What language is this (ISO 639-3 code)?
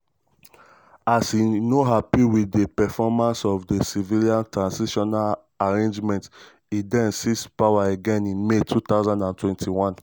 pcm